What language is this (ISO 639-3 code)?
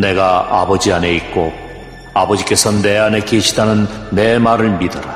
kor